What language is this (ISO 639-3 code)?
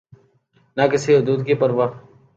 urd